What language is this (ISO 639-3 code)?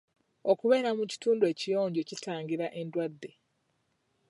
lug